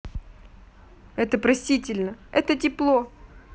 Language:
Russian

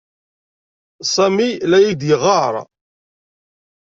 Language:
Kabyle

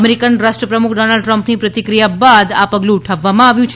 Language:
Gujarati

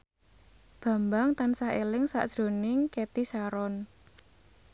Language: Javanese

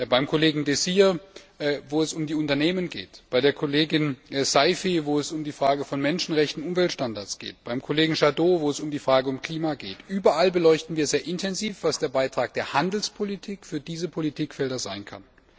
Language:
German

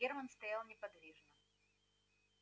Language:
Russian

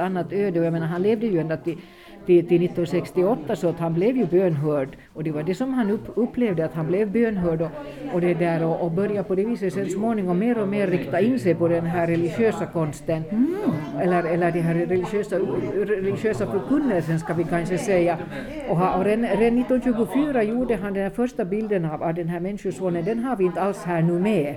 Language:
Swedish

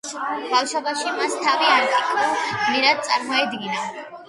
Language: Georgian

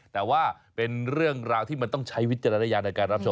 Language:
Thai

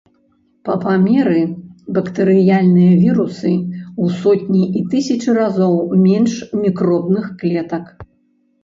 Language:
Belarusian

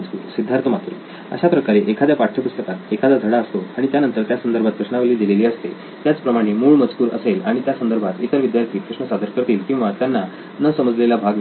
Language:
Marathi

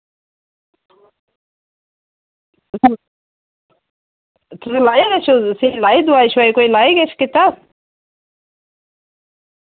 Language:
Dogri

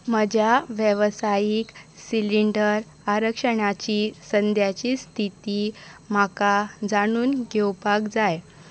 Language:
Konkani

